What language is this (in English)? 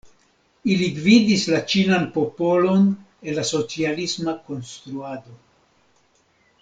Esperanto